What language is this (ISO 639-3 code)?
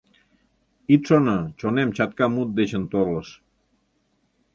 chm